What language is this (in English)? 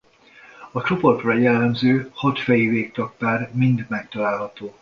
Hungarian